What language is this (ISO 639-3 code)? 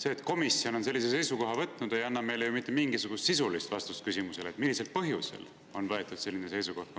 est